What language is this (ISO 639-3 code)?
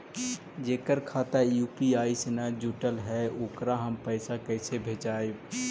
mag